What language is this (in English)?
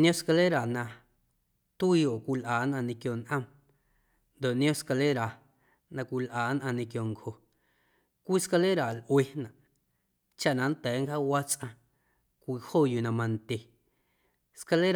Guerrero Amuzgo